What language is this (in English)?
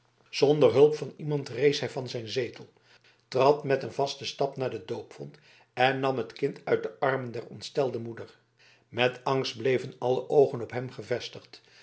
Dutch